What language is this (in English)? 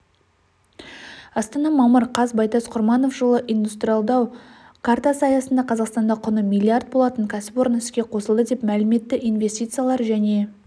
Kazakh